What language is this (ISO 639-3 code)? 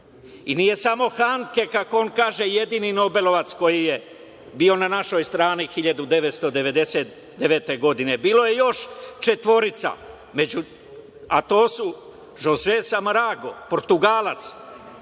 srp